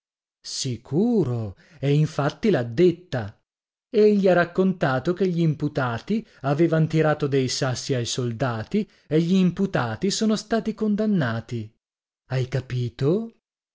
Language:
Italian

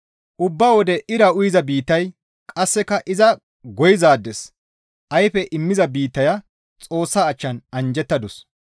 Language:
Gamo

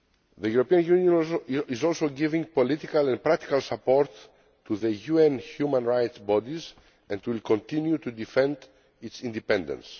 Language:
English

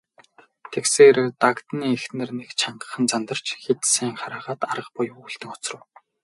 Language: Mongolian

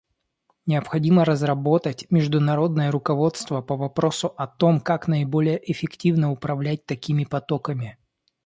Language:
Russian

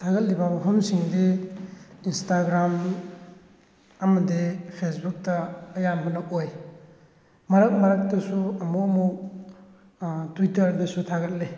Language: Manipuri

